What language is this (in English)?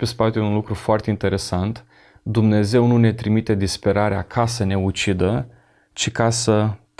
Romanian